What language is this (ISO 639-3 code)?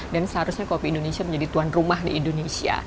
ind